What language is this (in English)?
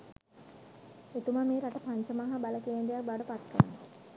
Sinhala